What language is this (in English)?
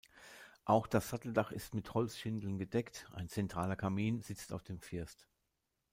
German